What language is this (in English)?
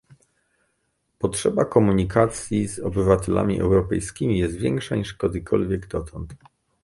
Polish